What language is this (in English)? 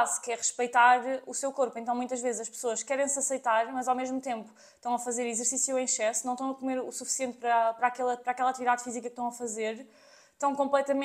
Portuguese